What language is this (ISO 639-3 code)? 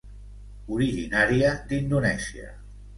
cat